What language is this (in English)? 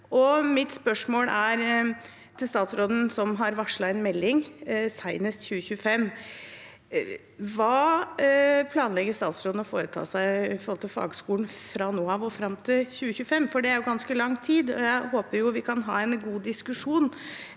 Norwegian